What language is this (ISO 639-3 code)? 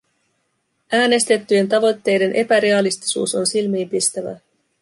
fin